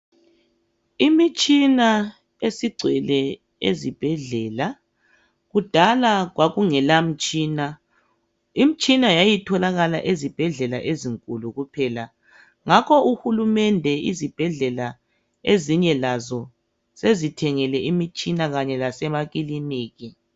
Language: North Ndebele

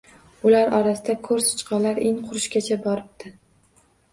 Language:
Uzbek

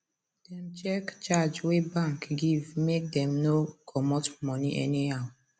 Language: Nigerian Pidgin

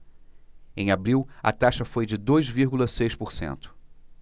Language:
Portuguese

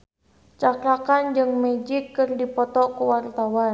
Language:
Sundanese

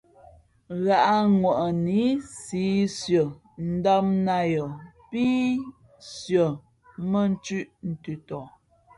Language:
Fe'fe'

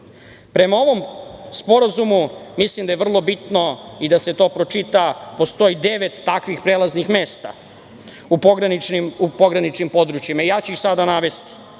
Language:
Serbian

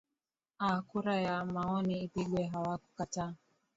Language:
Swahili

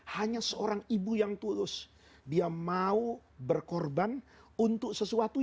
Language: Indonesian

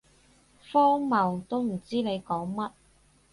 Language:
Cantonese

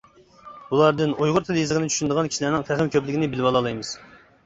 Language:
Uyghur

